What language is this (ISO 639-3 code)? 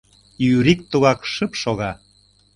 chm